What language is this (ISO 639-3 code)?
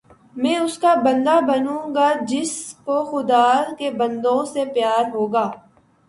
urd